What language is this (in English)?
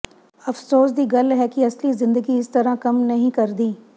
Punjabi